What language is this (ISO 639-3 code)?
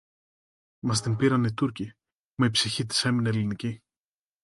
ell